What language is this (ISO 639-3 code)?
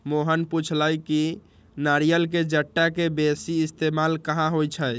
mag